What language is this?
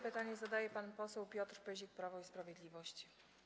Polish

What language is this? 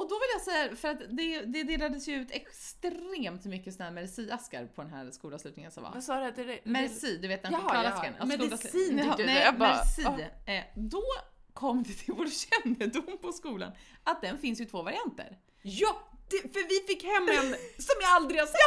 Swedish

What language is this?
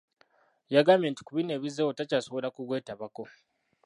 Ganda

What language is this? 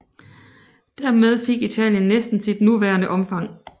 Danish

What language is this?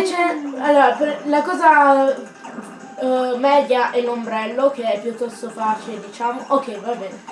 Italian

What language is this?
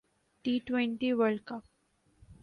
Urdu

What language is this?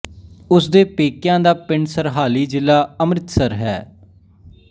Punjabi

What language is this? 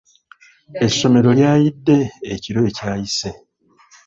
Ganda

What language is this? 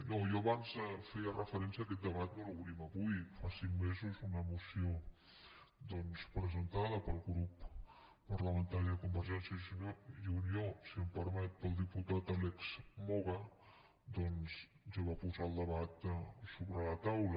Catalan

